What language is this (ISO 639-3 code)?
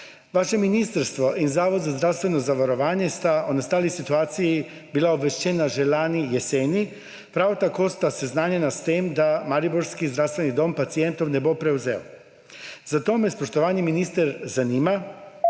slv